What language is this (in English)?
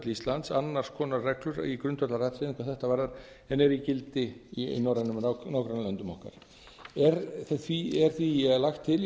Icelandic